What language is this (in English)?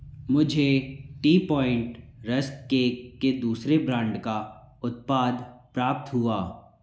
Hindi